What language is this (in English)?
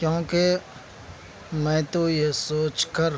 Urdu